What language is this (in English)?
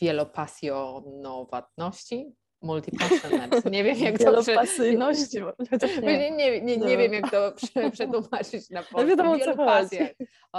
Polish